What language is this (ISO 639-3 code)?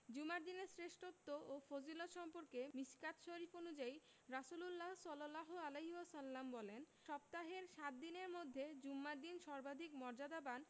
ben